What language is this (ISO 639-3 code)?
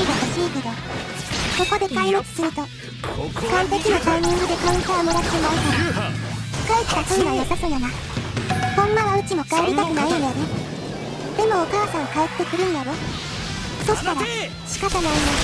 jpn